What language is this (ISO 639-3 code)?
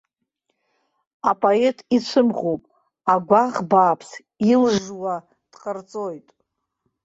abk